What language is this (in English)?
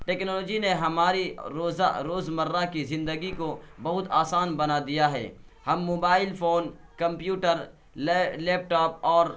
Urdu